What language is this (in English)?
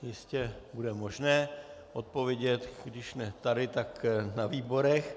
Czech